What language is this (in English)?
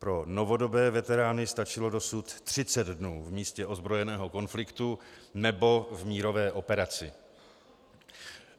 Czech